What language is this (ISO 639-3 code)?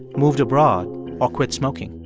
eng